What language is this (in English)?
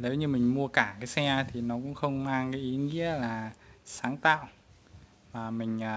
Vietnamese